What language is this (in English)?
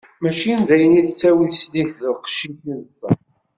Kabyle